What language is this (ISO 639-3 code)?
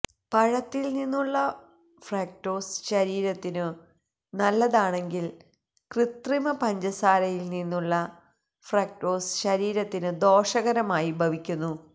mal